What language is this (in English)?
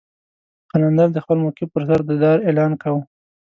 Pashto